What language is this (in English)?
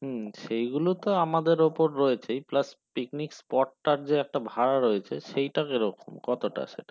Bangla